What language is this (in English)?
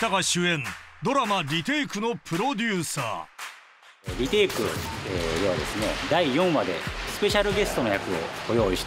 Japanese